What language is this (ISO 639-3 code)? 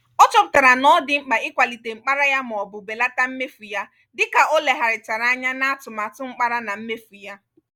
ibo